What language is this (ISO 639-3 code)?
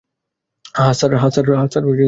ben